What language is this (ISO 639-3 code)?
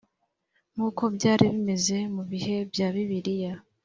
kin